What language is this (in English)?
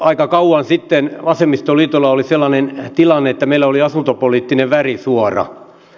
Finnish